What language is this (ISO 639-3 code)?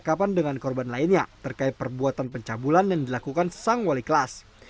ind